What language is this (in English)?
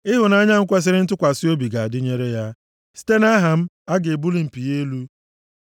Igbo